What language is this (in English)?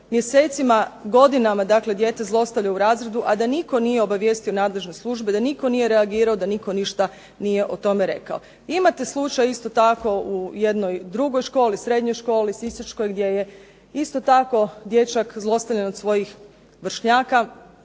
Croatian